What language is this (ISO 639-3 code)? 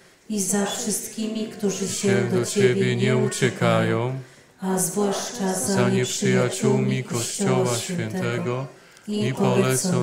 pol